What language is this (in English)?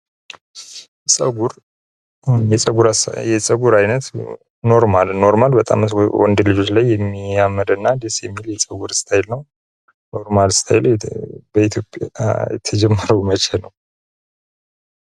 Amharic